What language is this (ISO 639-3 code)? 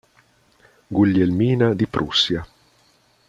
ita